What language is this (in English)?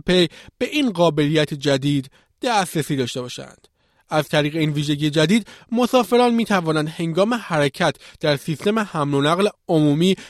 Persian